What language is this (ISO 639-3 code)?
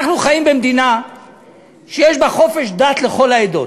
heb